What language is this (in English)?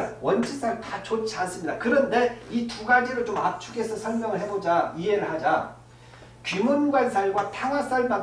Korean